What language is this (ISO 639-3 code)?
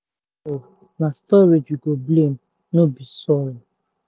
pcm